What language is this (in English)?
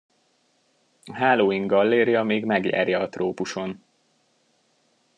Hungarian